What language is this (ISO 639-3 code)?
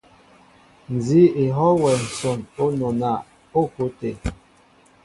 mbo